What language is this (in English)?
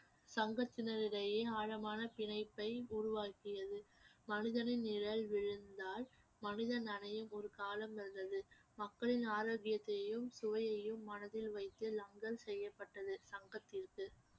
Tamil